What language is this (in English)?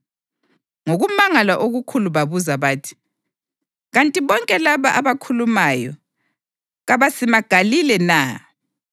North Ndebele